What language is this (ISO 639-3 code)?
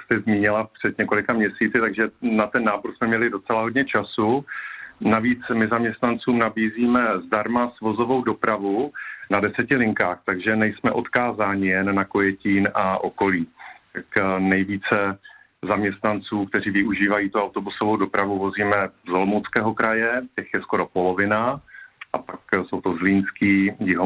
ces